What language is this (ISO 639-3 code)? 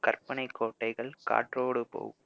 tam